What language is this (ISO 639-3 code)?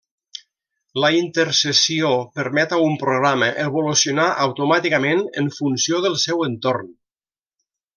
cat